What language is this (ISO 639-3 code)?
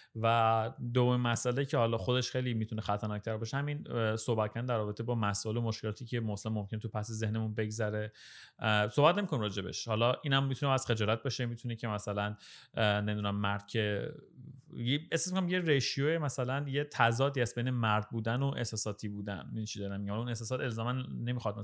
fas